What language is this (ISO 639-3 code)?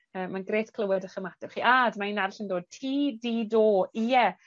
cym